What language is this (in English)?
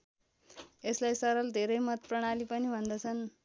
Nepali